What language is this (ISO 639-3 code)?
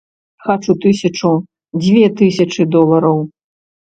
bel